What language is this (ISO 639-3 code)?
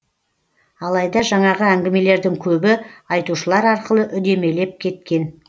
kaz